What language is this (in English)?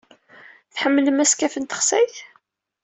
Kabyle